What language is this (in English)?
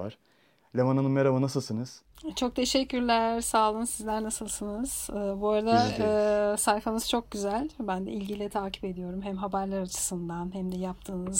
Turkish